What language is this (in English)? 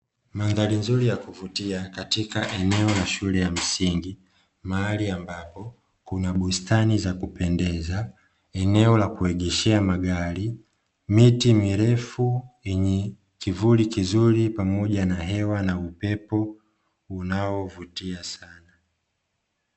Swahili